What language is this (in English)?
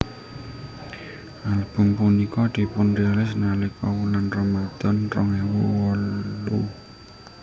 Javanese